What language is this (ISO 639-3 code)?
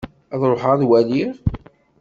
kab